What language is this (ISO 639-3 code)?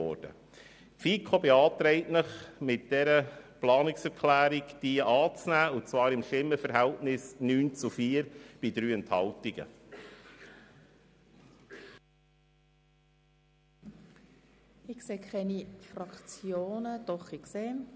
gsw